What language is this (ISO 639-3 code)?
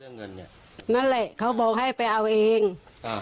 tha